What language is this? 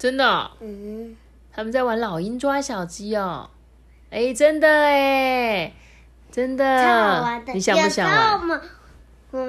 Chinese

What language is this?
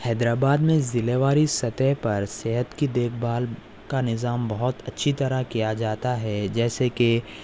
Urdu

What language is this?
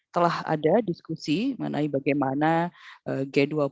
Indonesian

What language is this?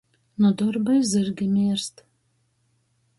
Latgalian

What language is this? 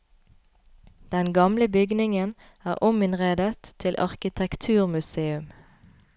Norwegian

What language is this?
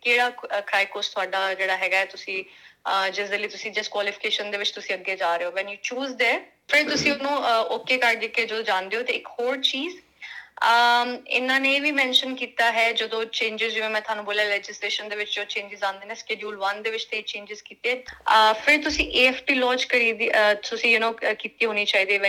Punjabi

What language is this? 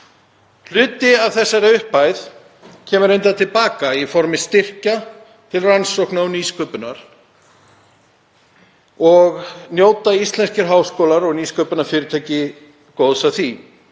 Icelandic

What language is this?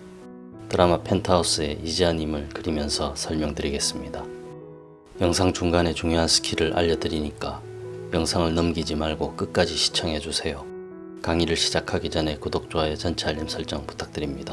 Korean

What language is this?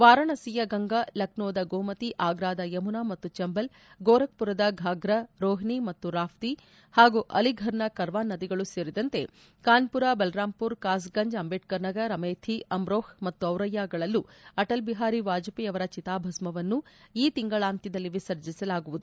Kannada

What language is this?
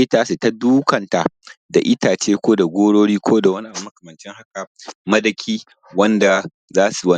Hausa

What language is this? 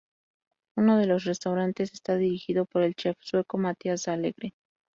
Spanish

